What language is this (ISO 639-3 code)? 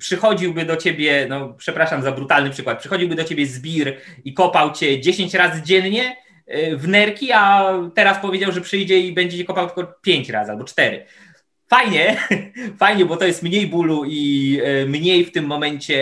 pol